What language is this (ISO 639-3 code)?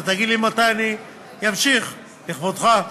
heb